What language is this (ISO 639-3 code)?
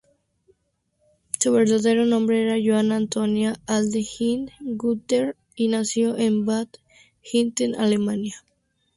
spa